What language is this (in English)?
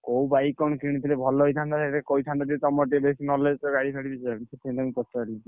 Odia